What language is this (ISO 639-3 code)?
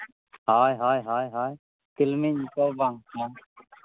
sat